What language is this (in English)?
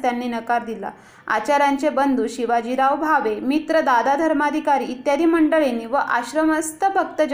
Marathi